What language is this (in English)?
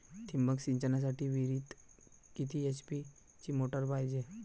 Marathi